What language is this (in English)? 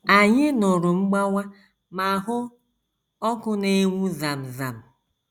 Igbo